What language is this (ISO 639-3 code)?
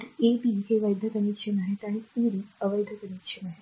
mar